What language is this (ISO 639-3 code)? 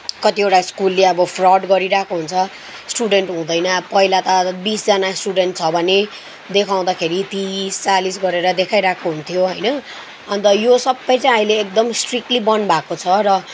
nep